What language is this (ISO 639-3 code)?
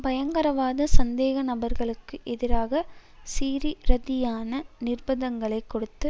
tam